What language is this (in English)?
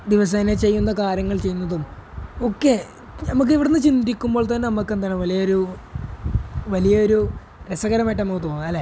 Malayalam